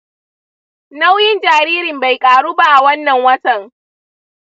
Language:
Hausa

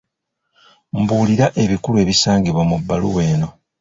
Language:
Ganda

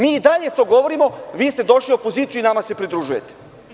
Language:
Serbian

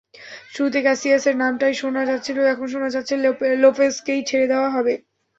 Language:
Bangla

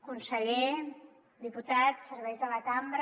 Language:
Catalan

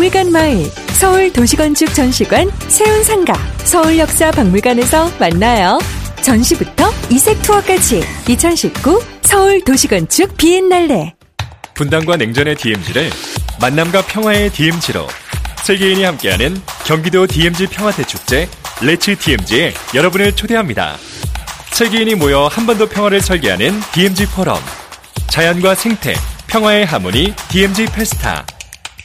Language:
Korean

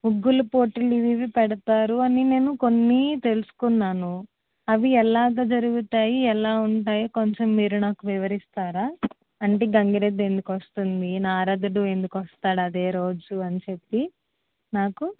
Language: Telugu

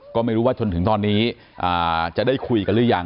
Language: Thai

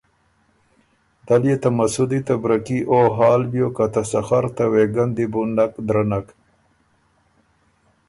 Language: Ormuri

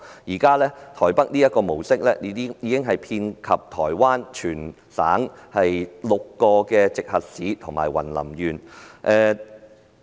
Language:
Cantonese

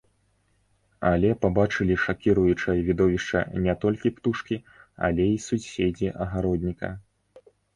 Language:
Belarusian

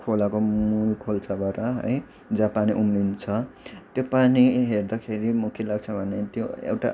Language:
Nepali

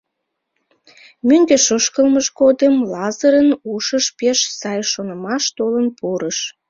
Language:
Mari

